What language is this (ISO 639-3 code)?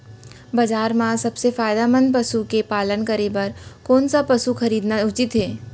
hne